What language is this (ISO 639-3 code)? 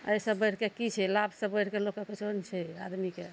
mai